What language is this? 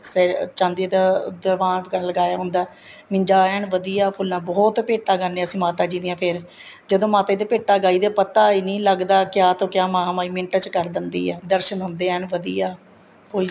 Punjabi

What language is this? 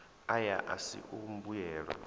Venda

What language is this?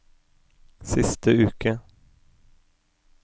Norwegian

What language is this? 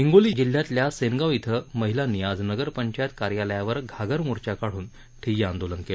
Marathi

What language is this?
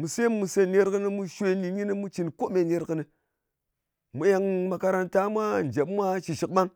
Ngas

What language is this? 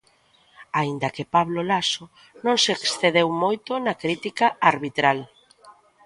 Galician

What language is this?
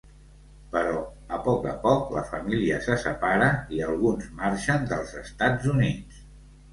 Catalan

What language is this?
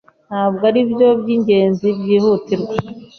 Kinyarwanda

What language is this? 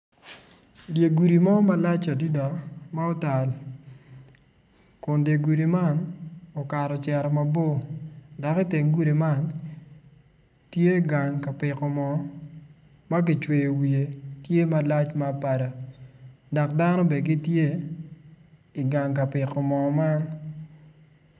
Acoli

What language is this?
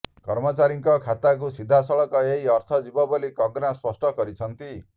Odia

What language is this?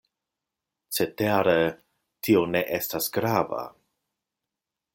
Esperanto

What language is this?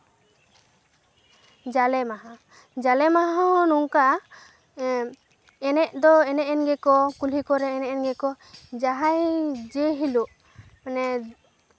Santali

